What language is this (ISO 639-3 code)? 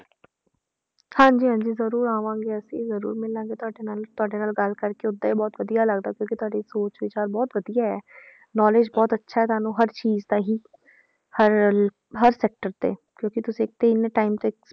pan